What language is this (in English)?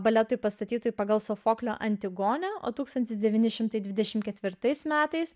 Lithuanian